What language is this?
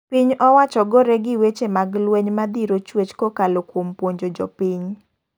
Luo (Kenya and Tanzania)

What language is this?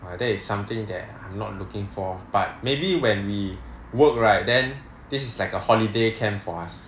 English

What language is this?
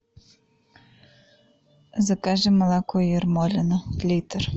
Russian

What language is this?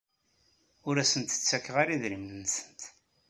Kabyle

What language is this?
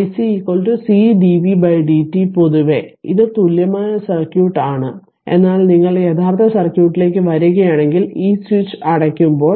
Malayalam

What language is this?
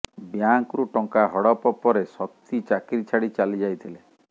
Odia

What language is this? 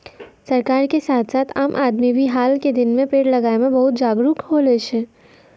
Maithili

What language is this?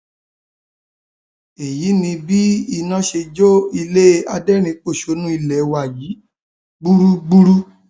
Yoruba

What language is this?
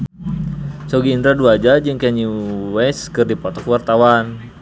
Sundanese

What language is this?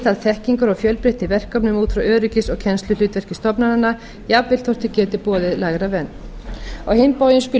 Icelandic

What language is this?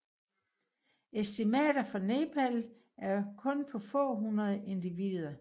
Danish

